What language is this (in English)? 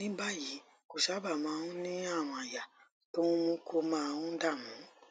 Yoruba